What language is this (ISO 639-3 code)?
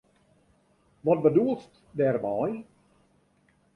fry